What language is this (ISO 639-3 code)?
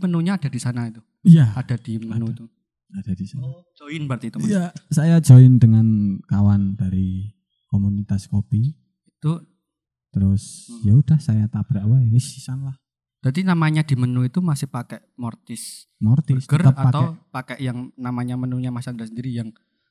ind